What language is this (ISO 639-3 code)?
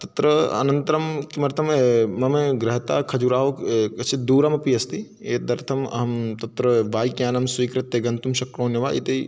san